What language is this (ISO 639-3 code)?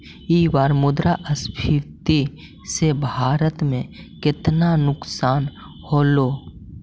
mag